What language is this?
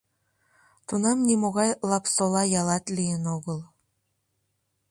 Mari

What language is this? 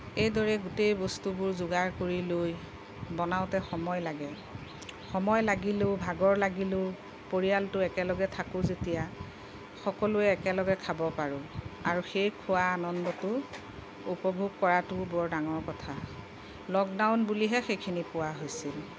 Assamese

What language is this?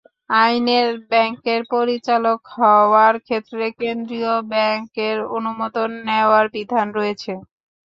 Bangla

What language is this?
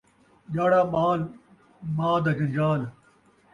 Saraiki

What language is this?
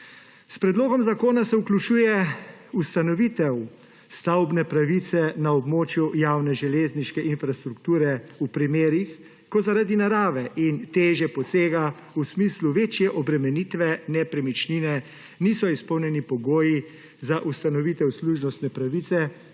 Slovenian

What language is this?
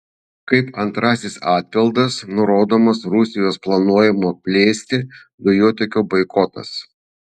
Lithuanian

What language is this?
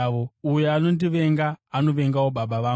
Shona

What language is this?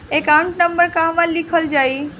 Bhojpuri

